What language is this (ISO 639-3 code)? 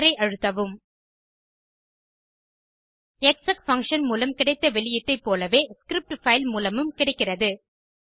tam